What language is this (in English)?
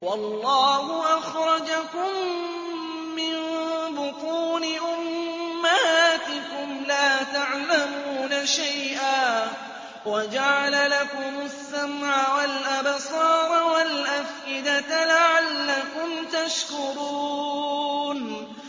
Arabic